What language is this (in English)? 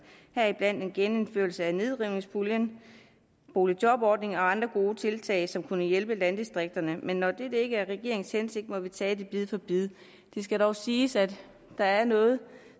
Danish